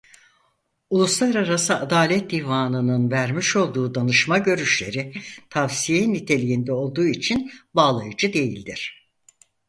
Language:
Turkish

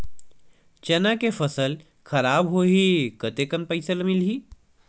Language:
Chhattisgarhi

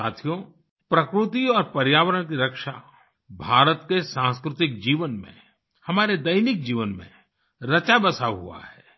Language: Hindi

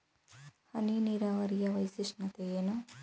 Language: Kannada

